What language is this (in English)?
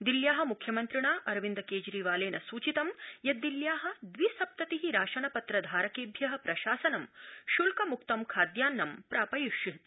Sanskrit